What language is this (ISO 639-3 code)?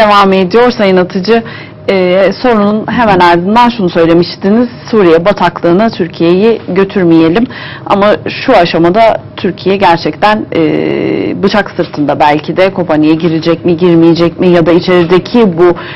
tur